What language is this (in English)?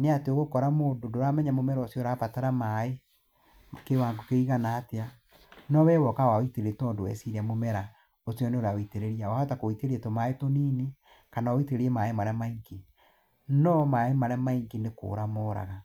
Kikuyu